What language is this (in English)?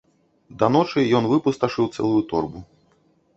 Belarusian